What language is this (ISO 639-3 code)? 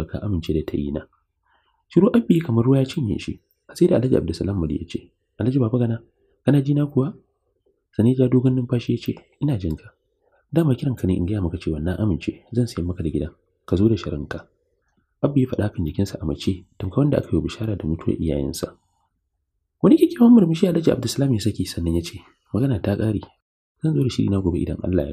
ara